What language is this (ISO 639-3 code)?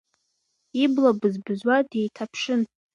abk